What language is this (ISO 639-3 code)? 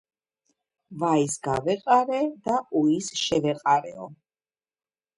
kat